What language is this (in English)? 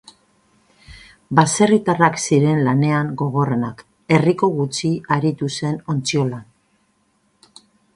Basque